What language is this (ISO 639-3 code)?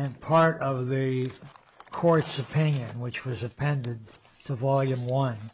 eng